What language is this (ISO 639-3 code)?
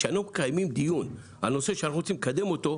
heb